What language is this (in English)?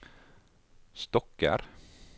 Norwegian